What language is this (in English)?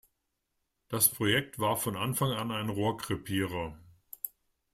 German